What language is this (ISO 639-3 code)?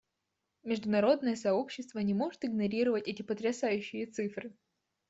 rus